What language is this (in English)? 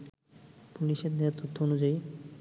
Bangla